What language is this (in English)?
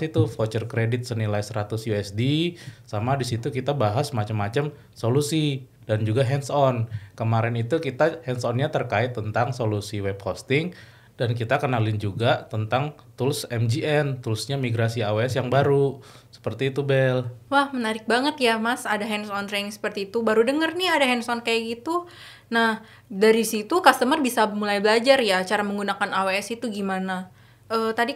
Indonesian